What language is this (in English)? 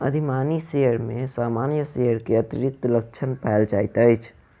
Maithili